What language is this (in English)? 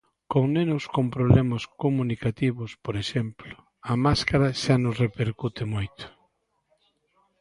Galician